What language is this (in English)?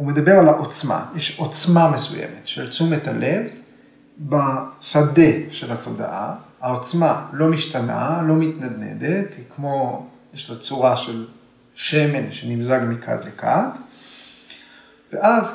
Hebrew